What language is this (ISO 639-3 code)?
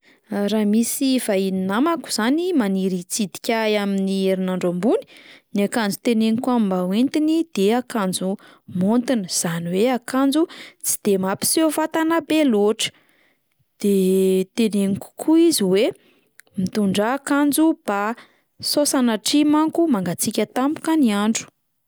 mlg